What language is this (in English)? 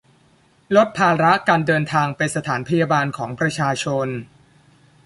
Thai